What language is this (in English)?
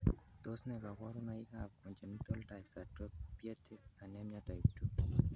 Kalenjin